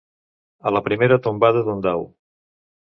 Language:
Catalan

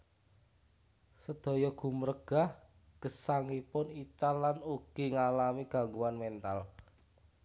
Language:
Javanese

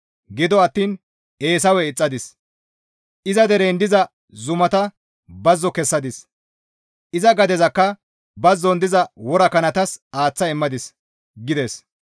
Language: Gamo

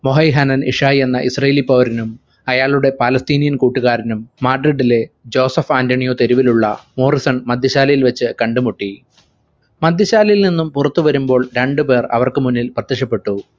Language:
Malayalam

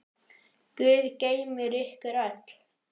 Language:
Icelandic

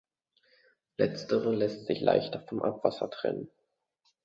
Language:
German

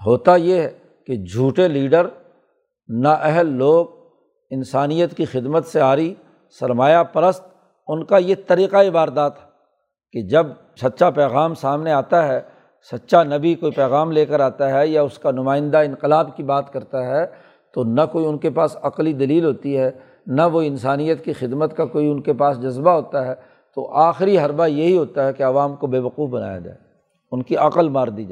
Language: Urdu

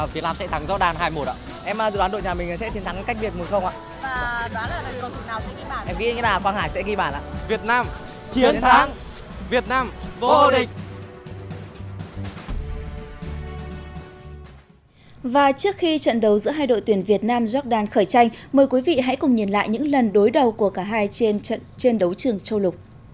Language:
Vietnamese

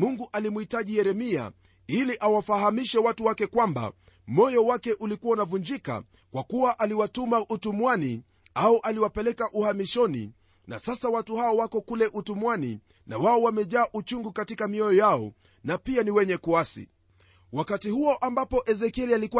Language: Swahili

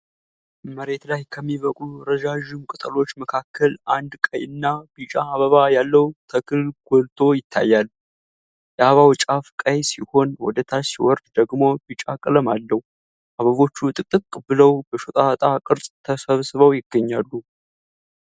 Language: Amharic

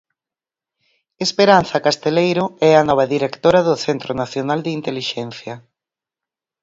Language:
Galician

